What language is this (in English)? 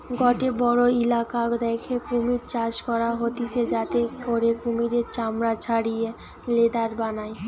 Bangla